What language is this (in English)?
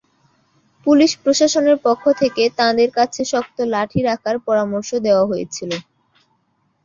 Bangla